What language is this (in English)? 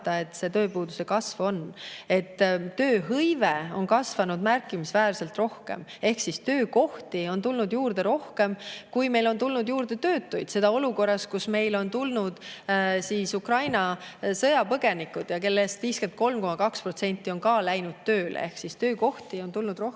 Estonian